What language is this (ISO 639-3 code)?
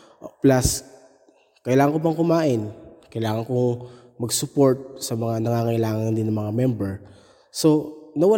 fil